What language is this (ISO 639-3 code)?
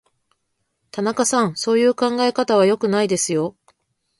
jpn